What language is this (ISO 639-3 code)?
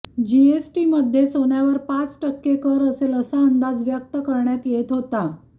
mar